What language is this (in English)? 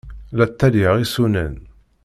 Kabyle